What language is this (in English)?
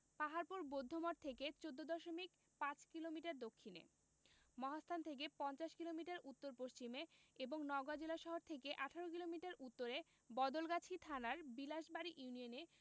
Bangla